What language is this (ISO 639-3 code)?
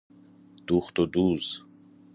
fas